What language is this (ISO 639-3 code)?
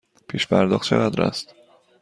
fas